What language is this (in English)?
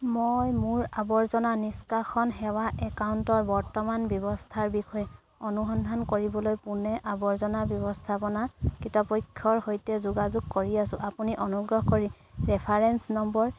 Assamese